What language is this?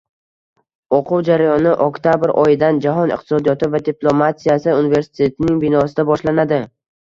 Uzbek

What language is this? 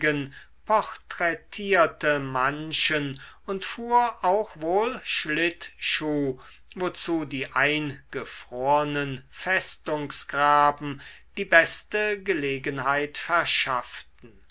German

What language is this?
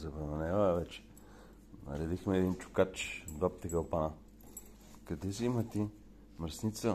Bulgarian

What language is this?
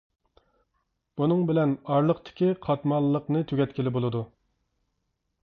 Uyghur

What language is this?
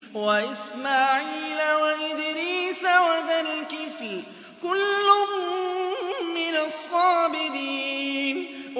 Arabic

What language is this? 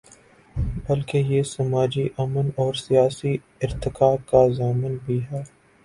Urdu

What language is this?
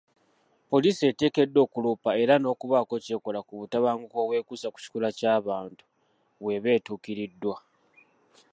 Ganda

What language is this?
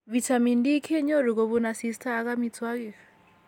Kalenjin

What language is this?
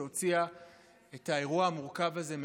Hebrew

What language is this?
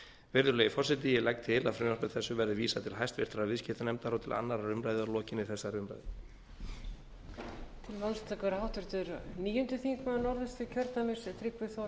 Icelandic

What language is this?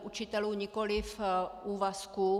Czech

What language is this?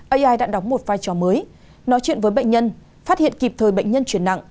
Vietnamese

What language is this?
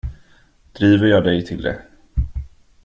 Swedish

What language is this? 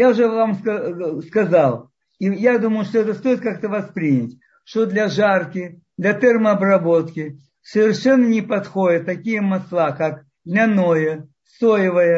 Russian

